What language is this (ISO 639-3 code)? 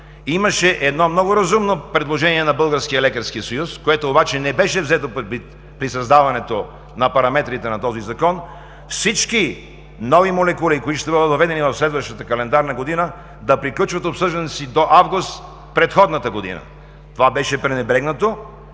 bul